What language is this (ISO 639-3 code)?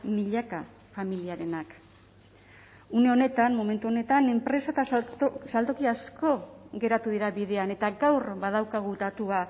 eus